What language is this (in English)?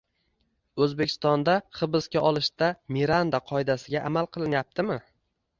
Uzbek